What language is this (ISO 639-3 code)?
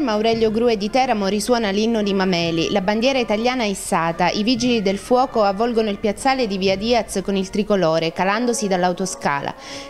ita